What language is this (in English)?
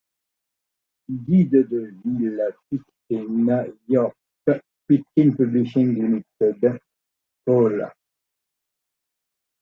French